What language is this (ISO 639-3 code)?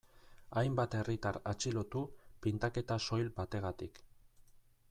eus